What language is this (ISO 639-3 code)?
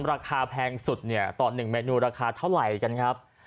tha